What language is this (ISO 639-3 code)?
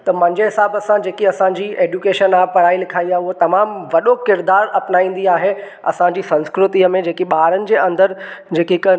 snd